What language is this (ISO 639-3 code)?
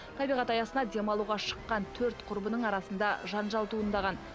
kaz